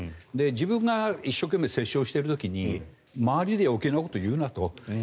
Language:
Japanese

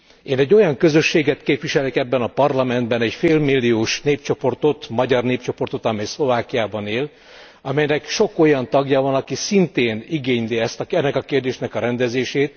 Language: Hungarian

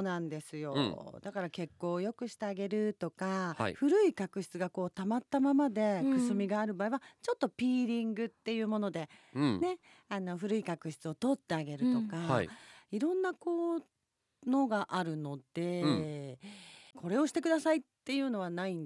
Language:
Japanese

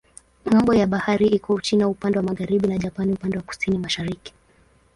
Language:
Swahili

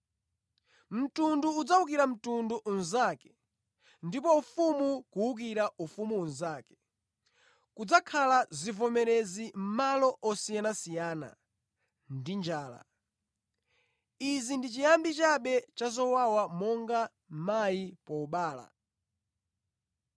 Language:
Nyanja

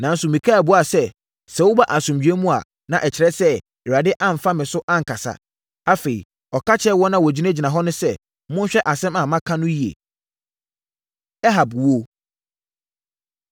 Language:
Akan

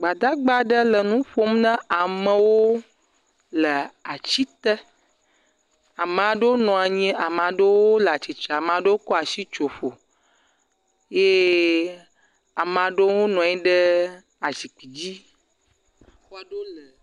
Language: Ewe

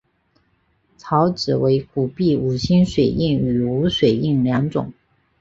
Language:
Chinese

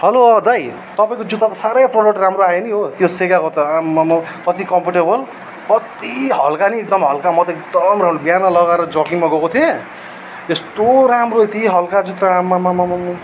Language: Nepali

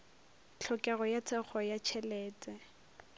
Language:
Northern Sotho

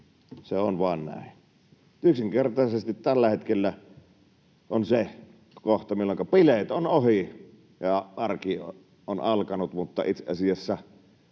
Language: Finnish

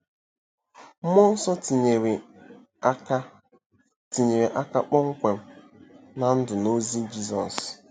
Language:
Igbo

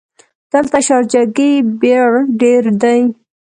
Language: Pashto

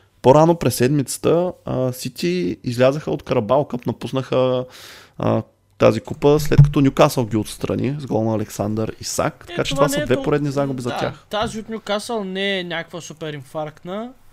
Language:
Bulgarian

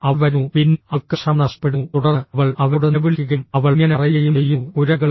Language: Malayalam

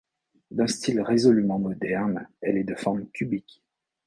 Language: French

